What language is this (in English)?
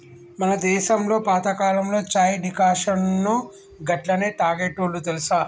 Telugu